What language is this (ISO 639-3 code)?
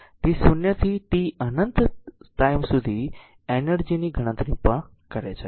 guj